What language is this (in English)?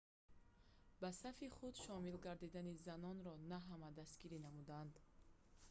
Tajik